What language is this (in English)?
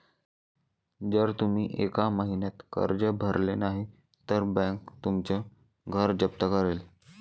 Marathi